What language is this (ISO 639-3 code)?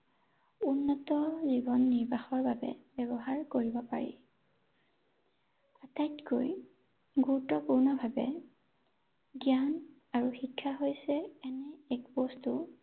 asm